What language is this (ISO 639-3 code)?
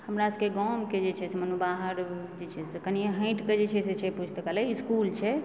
mai